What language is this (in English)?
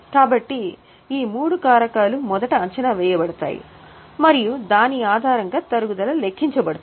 Telugu